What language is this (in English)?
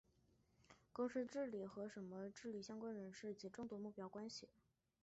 Chinese